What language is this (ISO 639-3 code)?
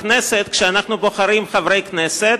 heb